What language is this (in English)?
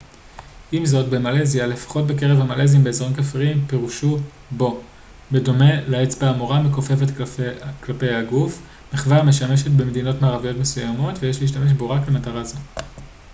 Hebrew